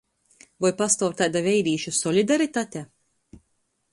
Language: Latgalian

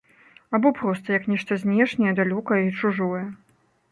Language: Belarusian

